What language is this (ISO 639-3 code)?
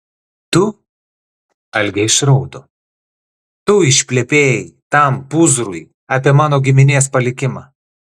lit